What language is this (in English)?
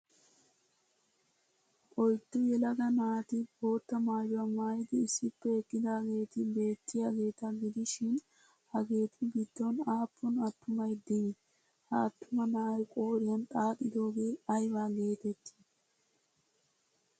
Wolaytta